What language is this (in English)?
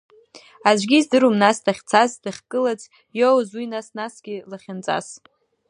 Abkhazian